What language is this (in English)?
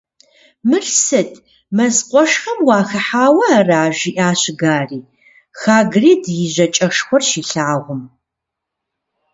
Kabardian